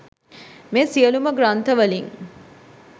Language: Sinhala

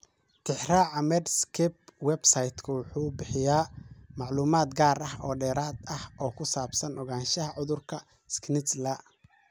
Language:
Somali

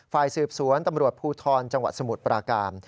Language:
Thai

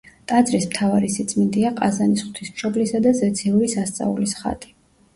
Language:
Georgian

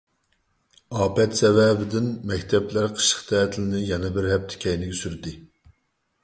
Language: Uyghur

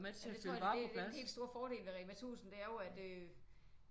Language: Danish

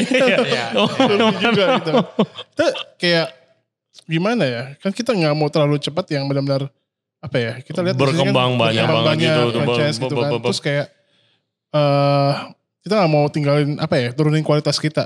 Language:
Indonesian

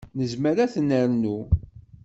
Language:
Kabyle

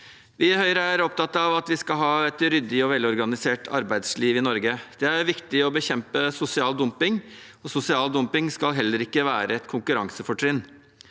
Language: Norwegian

